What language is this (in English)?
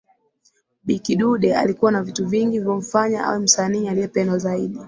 Swahili